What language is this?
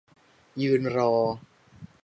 Thai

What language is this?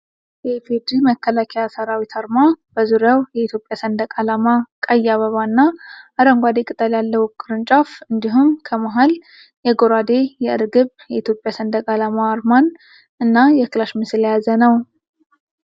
Amharic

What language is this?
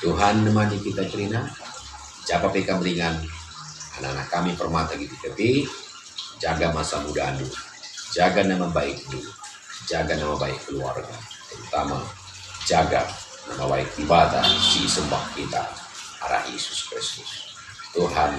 Indonesian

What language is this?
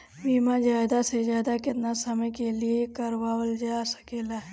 Bhojpuri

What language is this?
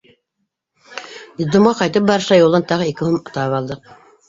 Bashkir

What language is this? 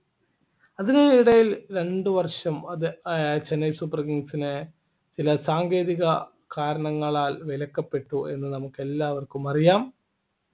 Malayalam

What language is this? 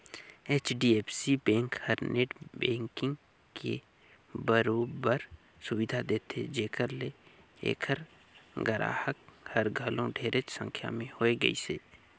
Chhattisgarhi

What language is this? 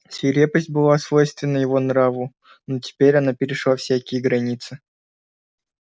Russian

